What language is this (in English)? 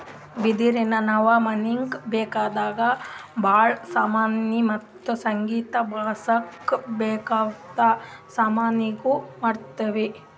Kannada